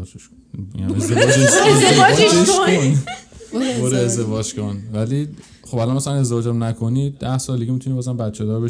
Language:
Persian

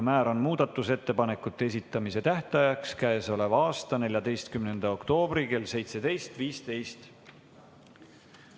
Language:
Estonian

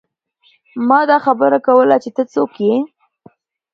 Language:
Pashto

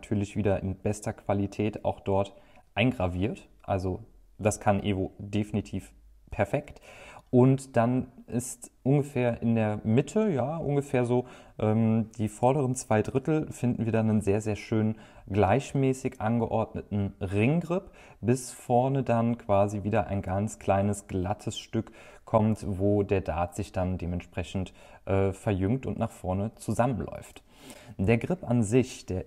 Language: German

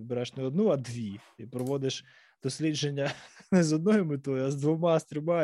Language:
Ukrainian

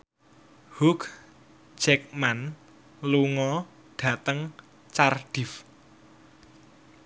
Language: Javanese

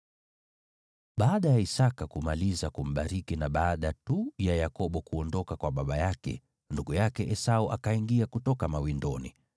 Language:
Swahili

